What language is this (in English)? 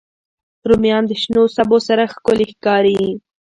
Pashto